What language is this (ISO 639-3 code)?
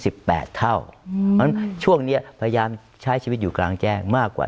tha